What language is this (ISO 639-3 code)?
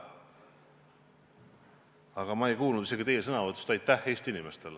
est